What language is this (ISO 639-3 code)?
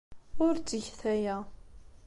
kab